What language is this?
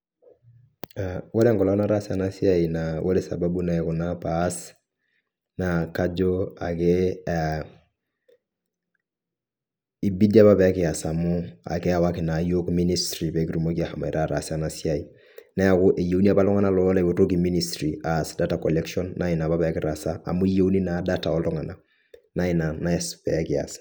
Masai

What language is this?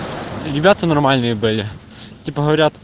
Russian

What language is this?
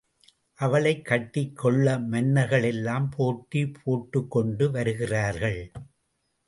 Tamil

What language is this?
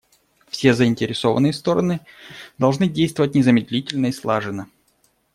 Russian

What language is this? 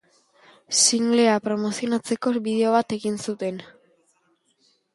Basque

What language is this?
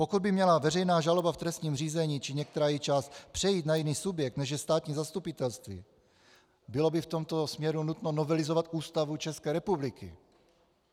Czech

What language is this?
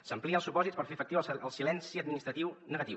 Catalan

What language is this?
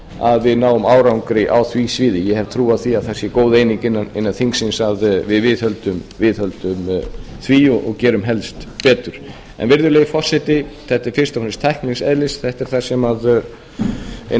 Icelandic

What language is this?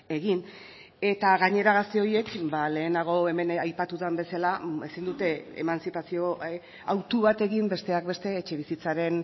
Basque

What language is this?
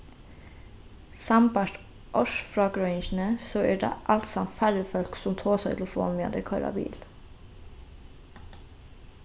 Faroese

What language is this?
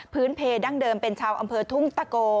Thai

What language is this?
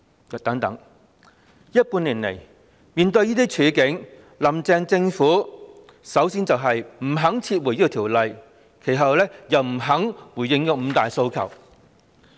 Cantonese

